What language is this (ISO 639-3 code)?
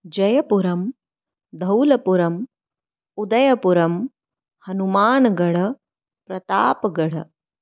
san